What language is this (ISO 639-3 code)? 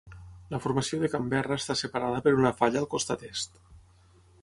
cat